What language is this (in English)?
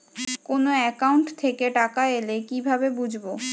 Bangla